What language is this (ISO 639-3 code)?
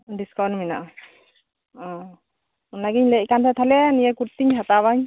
sat